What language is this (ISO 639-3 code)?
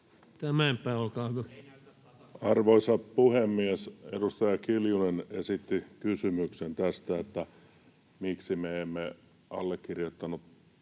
fin